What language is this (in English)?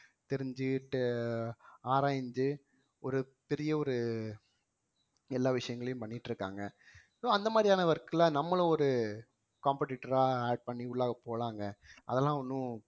Tamil